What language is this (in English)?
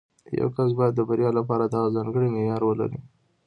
Pashto